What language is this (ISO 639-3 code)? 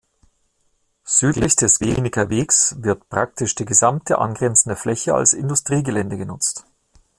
deu